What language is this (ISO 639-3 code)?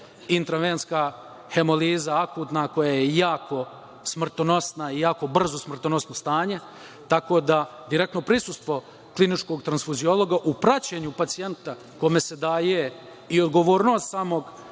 srp